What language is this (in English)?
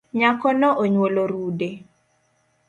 Luo (Kenya and Tanzania)